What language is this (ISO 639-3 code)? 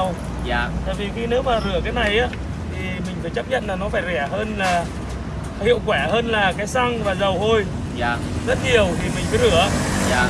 vie